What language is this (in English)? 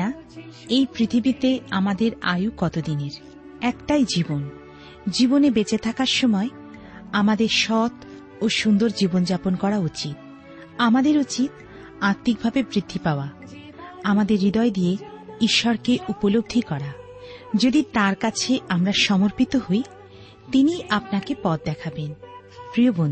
Bangla